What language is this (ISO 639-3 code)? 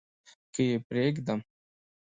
pus